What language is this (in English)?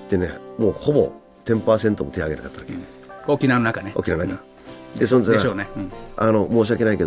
Japanese